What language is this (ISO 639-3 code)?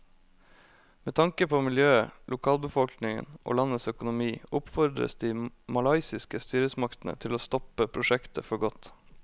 nor